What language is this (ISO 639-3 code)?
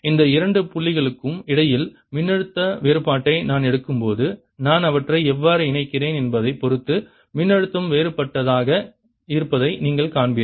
tam